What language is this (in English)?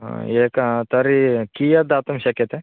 Sanskrit